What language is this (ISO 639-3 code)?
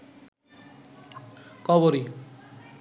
ben